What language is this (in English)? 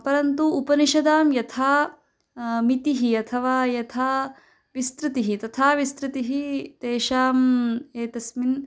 Sanskrit